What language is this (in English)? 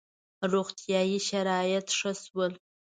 Pashto